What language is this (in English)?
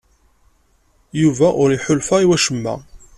Kabyle